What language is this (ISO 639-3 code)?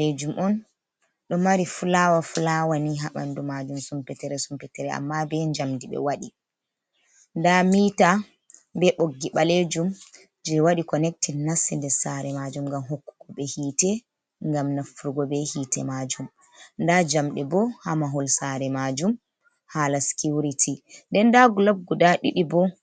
ful